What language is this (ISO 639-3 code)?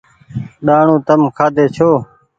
gig